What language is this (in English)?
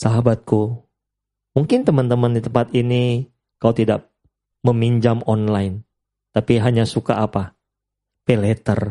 Indonesian